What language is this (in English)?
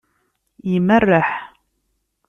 Kabyle